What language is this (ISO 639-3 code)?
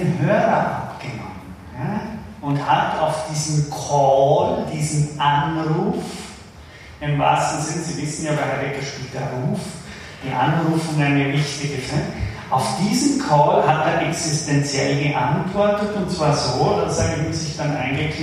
deu